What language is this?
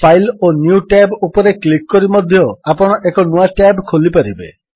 Odia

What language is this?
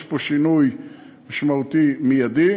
Hebrew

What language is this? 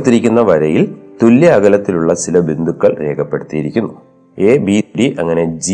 Malayalam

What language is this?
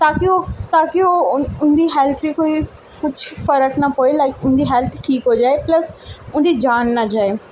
Dogri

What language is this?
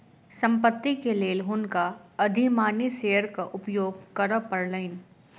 Maithili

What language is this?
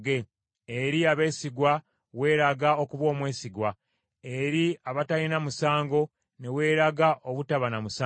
Ganda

